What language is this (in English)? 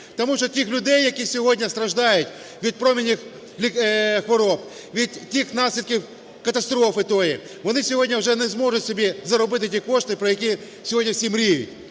Ukrainian